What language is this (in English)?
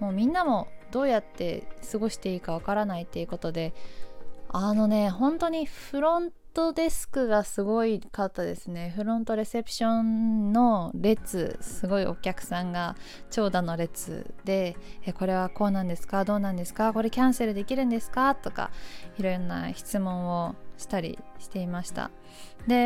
Japanese